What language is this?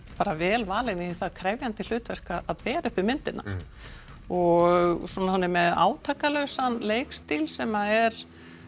Icelandic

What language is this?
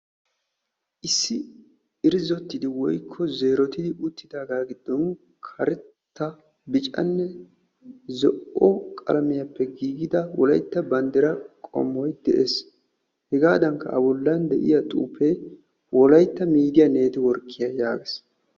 Wolaytta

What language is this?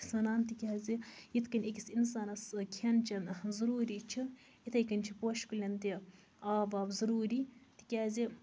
Kashmiri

